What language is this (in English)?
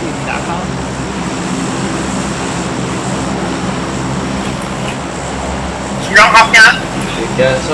Vietnamese